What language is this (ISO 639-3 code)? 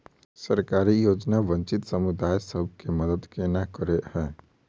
mai